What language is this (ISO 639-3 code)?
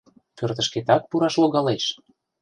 chm